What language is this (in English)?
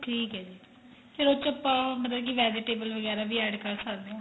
Punjabi